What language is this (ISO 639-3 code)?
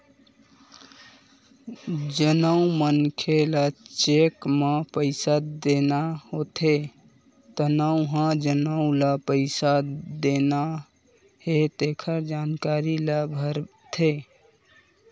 hne